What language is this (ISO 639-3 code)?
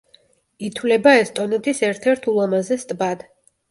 kat